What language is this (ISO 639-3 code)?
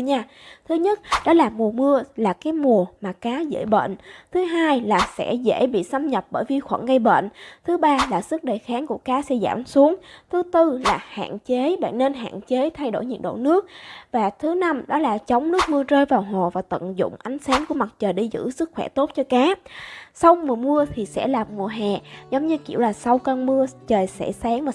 vie